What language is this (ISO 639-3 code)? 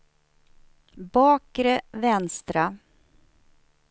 swe